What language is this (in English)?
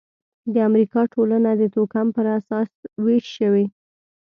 Pashto